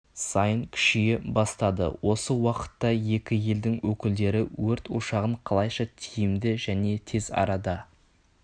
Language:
Kazakh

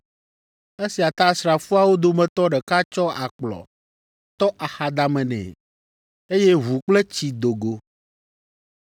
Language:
Ewe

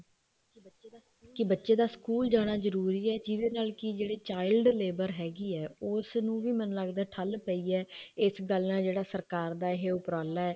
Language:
Punjabi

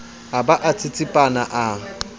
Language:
Southern Sotho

